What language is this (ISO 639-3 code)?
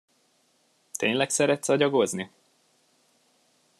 hun